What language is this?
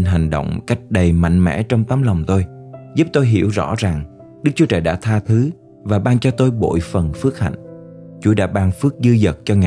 Vietnamese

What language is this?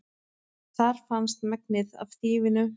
Icelandic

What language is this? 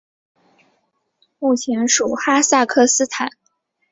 Chinese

